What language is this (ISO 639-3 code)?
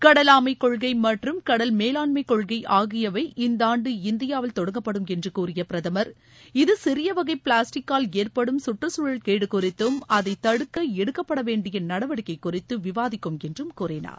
tam